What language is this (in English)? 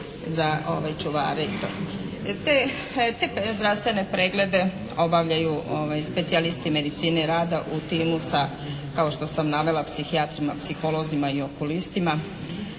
Croatian